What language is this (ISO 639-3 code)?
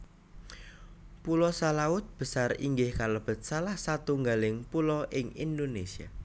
jav